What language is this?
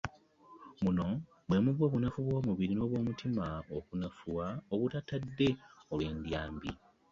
Ganda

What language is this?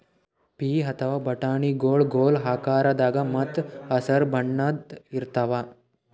Kannada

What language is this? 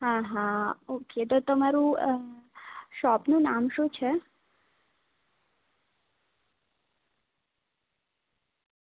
Gujarati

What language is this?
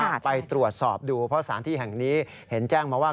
Thai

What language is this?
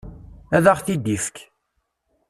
Kabyle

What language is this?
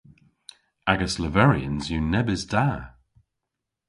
Cornish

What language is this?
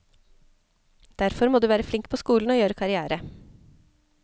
Norwegian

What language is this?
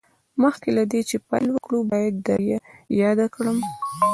Pashto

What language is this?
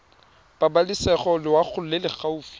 Tswana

